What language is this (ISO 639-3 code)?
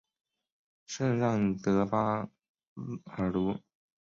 zho